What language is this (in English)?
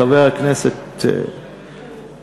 Hebrew